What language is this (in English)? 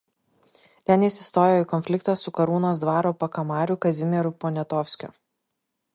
Lithuanian